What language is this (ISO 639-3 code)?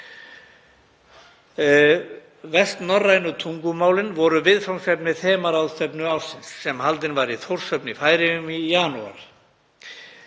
isl